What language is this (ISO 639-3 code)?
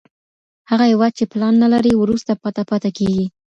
pus